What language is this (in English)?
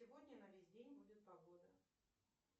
Russian